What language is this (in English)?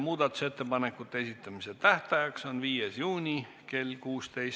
Estonian